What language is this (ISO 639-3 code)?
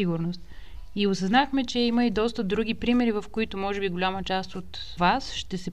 bul